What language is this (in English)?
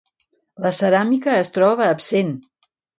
Catalan